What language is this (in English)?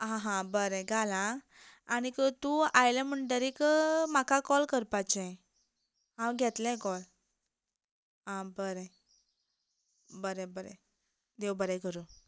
Konkani